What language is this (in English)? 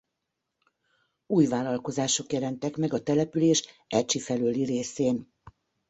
Hungarian